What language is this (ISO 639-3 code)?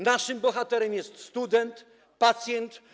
pol